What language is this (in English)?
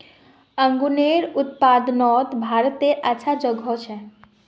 Magahi